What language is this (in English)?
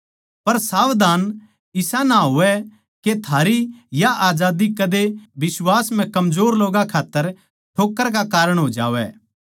Haryanvi